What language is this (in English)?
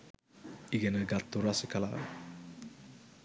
Sinhala